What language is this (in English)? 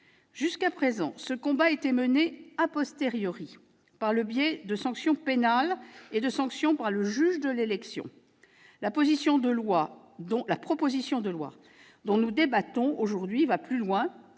French